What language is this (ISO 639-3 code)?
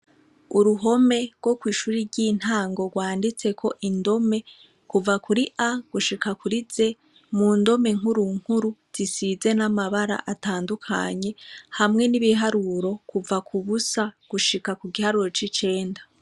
run